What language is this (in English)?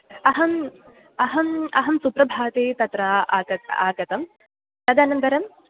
Sanskrit